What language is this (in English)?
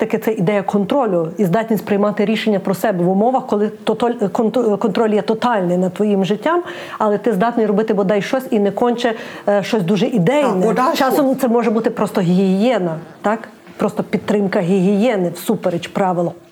Ukrainian